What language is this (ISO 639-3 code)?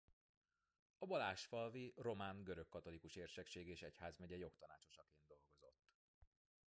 hun